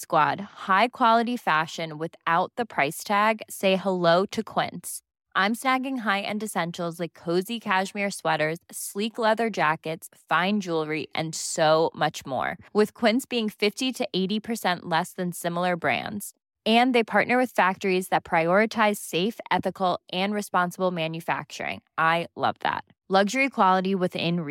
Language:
Filipino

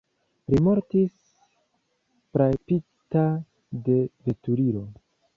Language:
Esperanto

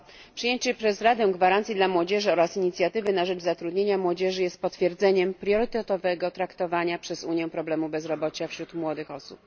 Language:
Polish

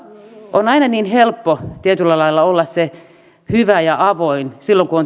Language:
Finnish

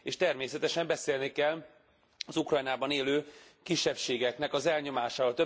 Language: Hungarian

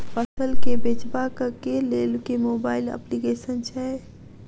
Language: Maithili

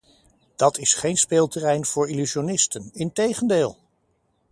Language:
Dutch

